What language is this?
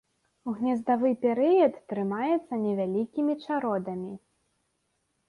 Belarusian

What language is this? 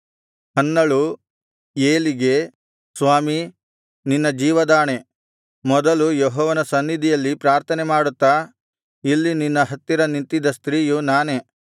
Kannada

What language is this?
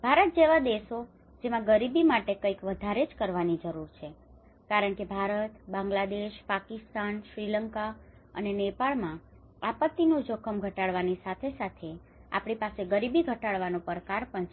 Gujarati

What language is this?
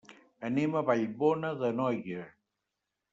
Catalan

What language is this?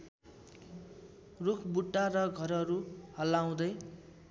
Nepali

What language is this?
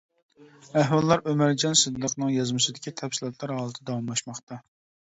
Uyghur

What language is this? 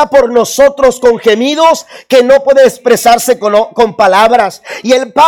Spanish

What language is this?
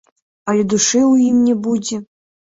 Belarusian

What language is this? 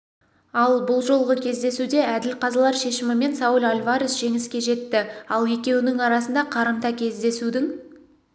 Kazakh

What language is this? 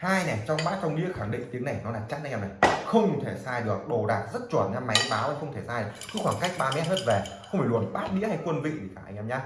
Vietnamese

